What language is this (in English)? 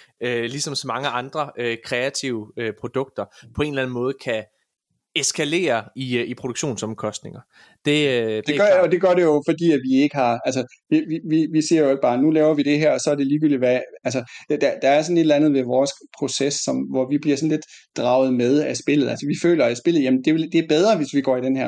Danish